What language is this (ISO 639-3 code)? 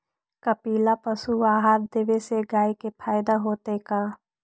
mag